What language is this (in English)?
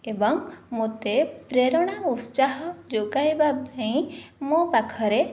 Odia